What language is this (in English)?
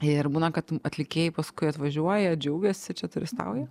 Lithuanian